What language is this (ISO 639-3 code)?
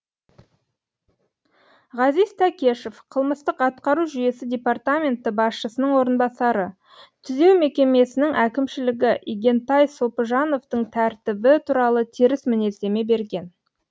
kaz